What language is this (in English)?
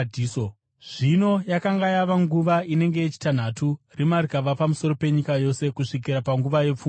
Shona